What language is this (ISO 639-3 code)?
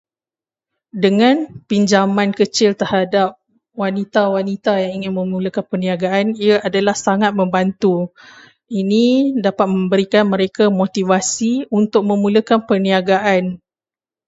msa